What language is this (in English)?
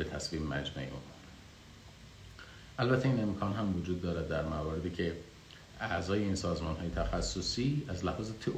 Persian